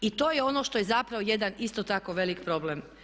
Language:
Croatian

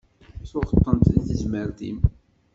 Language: Kabyle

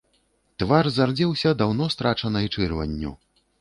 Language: Belarusian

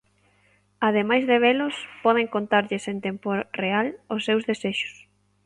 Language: Galician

